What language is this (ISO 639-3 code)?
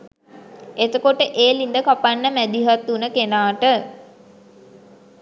sin